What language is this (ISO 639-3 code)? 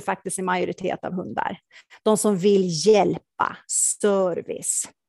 swe